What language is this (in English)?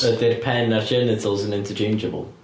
Welsh